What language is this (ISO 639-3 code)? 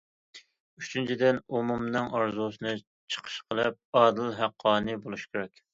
uig